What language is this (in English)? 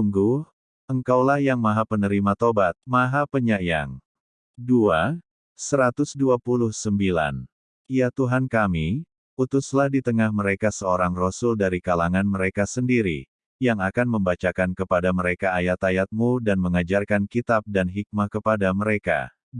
Indonesian